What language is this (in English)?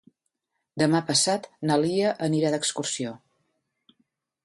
Catalan